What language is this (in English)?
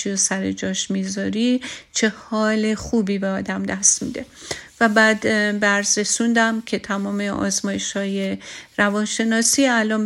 Persian